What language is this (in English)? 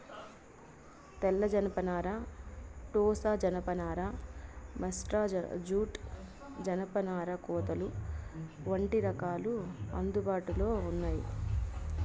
Telugu